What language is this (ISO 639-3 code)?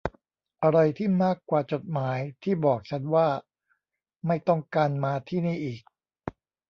tha